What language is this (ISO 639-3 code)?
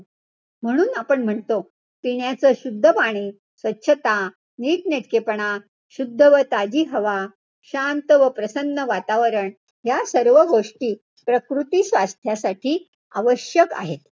mar